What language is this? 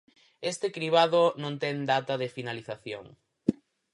Galician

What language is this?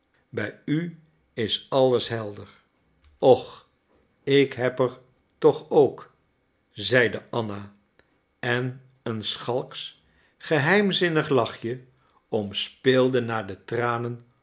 Dutch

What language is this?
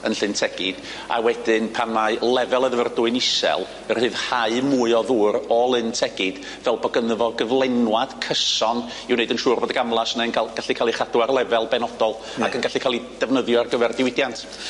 Welsh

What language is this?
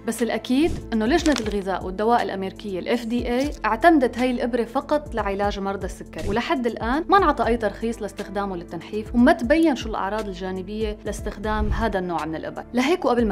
Arabic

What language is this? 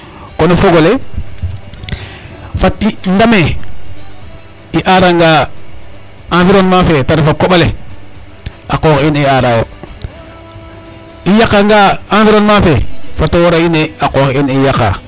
Serer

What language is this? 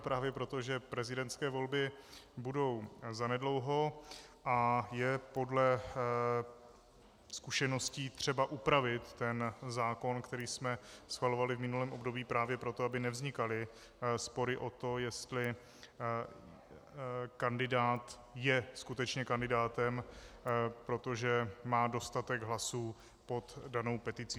Czech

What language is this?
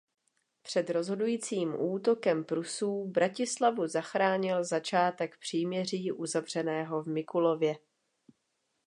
Czech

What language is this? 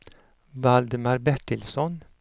Swedish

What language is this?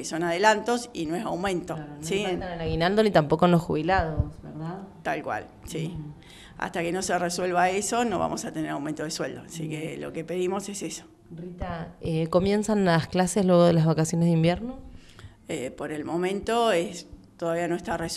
Spanish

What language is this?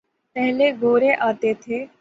Urdu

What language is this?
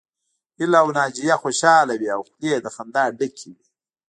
Pashto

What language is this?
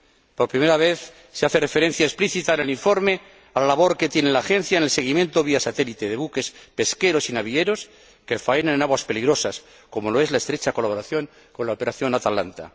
Spanish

